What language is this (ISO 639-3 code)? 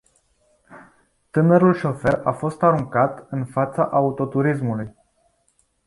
ron